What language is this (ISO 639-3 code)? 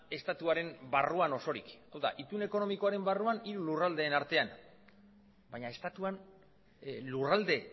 eus